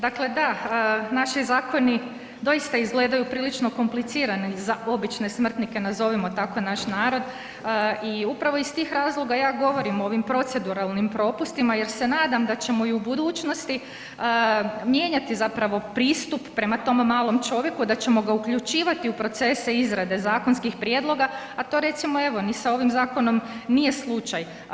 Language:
Croatian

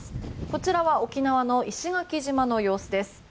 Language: Japanese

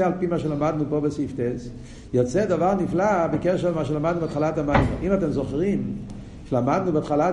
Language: Hebrew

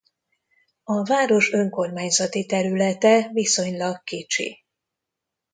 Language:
Hungarian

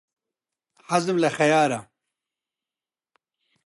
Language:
Central Kurdish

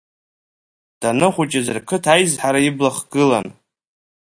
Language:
Abkhazian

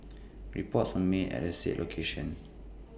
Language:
English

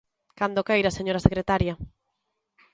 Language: Galician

